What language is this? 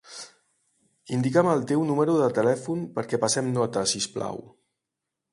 Catalan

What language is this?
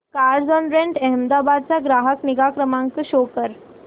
Marathi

